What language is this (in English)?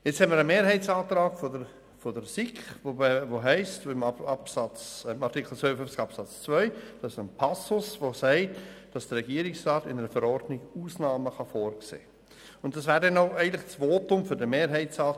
Swiss German